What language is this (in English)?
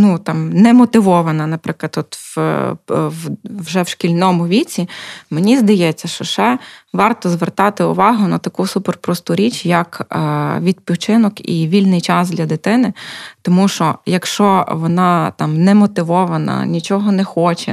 Ukrainian